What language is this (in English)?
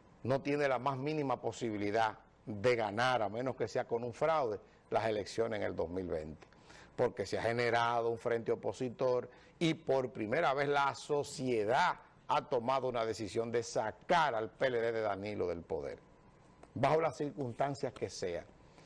Spanish